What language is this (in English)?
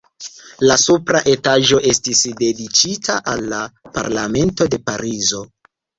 Esperanto